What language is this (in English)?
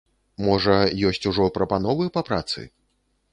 Belarusian